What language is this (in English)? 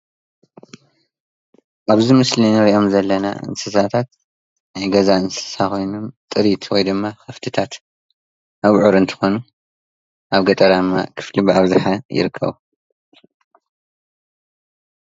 Tigrinya